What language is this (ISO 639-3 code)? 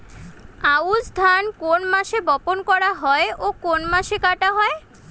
ben